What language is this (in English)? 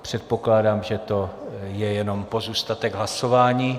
Czech